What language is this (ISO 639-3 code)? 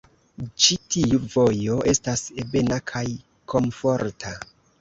epo